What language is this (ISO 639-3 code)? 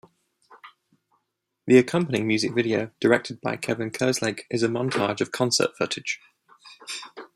eng